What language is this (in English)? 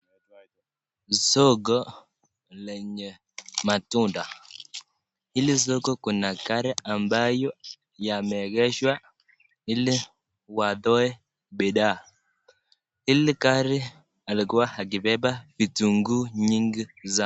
Swahili